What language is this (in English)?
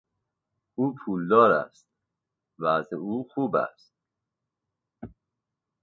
Persian